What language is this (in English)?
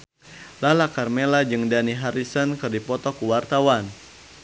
Sundanese